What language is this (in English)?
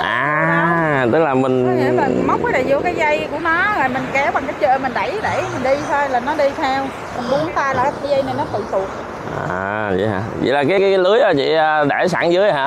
Vietnamese